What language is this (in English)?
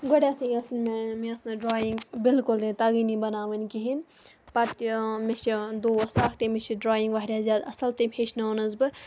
Kashmiri